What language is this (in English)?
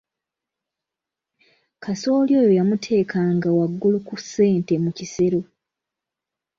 Ganda